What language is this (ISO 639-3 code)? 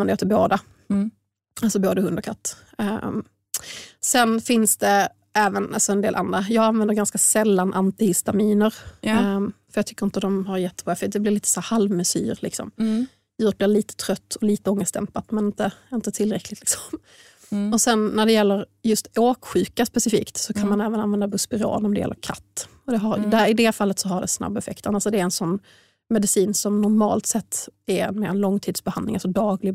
swe